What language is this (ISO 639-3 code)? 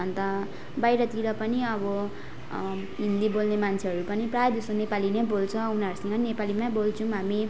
nep